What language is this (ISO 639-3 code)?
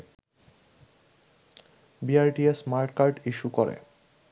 ben